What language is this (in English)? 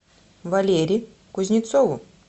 Russian